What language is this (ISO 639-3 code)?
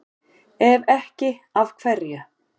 isl